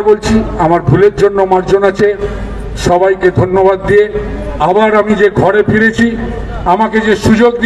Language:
Hindi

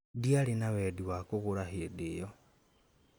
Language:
Kikuyu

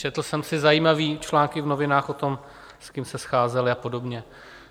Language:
Czech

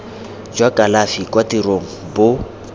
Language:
Tswana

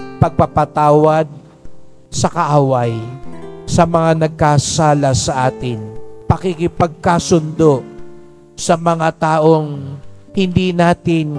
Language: Filipino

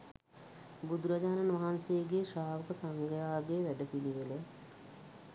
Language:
Sinhala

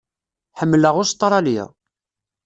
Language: Kabyle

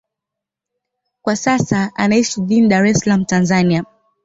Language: Swahili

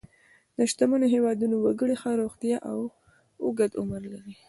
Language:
Pashto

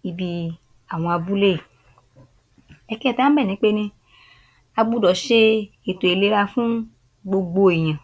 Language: Yoruba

